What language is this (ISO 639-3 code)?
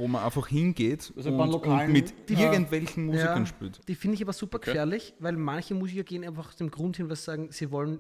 deu